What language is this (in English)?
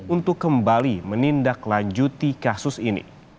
Indonesian